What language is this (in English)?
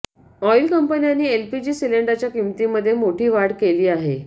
Marathi